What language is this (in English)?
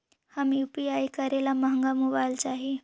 Magahi